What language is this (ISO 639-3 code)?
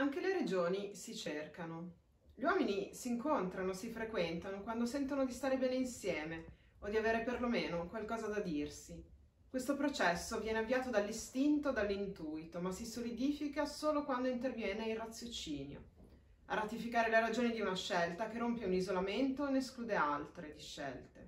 ita